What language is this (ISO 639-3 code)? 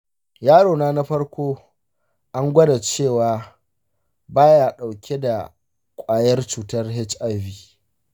hau